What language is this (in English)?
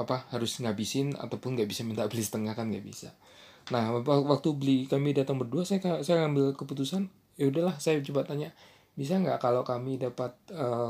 Indonesian